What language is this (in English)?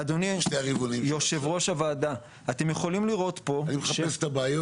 Hebrew